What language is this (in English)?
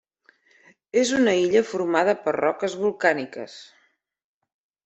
Catalan